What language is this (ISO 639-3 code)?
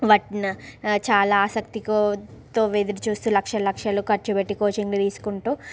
tel